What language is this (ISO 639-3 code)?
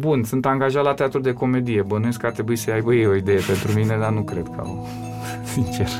ron